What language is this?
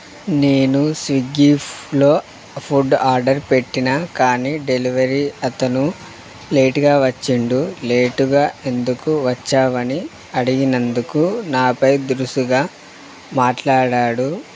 Telugu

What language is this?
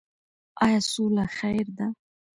Pashto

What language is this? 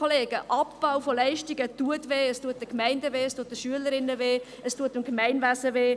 Swiss German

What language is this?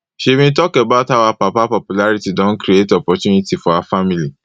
Nigerian Pidgin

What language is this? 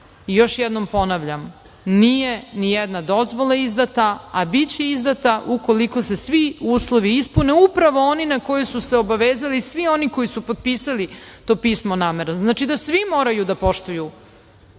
Serbian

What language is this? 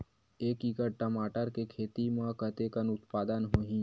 Chhattisgarhi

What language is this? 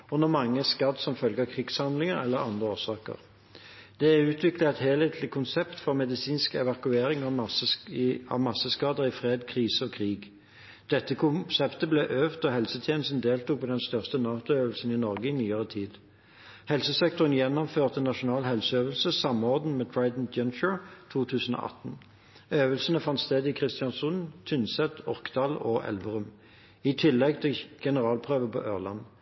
Norwegian Bokmål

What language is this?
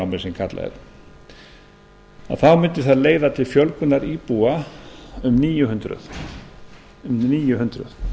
Icelandic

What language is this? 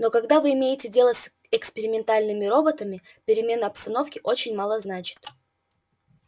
Russian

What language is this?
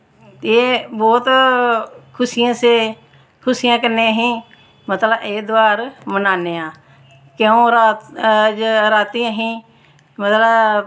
Dogri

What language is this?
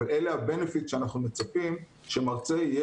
Hebrew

